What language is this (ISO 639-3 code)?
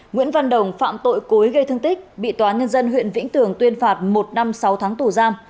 vie